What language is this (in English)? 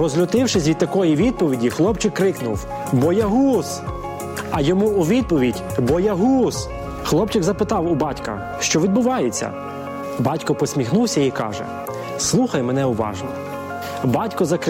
Ukrainian